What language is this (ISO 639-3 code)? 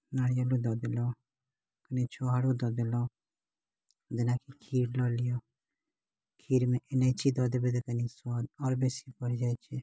mai